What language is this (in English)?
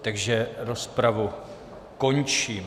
Czech